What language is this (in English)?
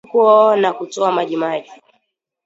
Swahili